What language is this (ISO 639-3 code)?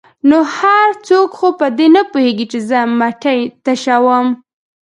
pus